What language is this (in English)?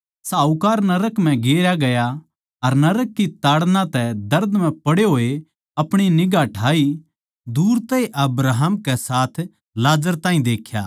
Haryanvi